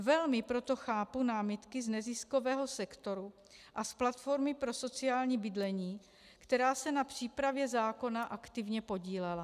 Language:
Czech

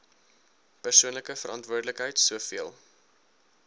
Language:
Afrikaans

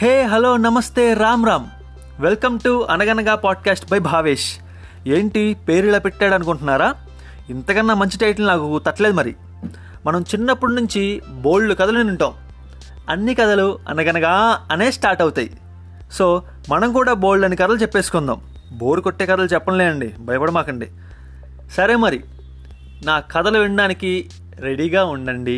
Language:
Telugu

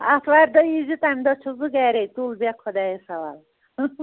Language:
Kashmiri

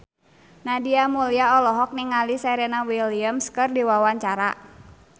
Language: Sundanese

